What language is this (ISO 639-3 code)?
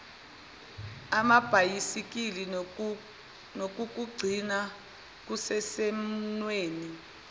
zul